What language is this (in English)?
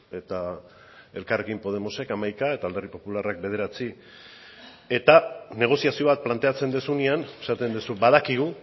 Basque